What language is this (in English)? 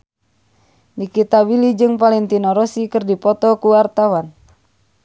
Sundanese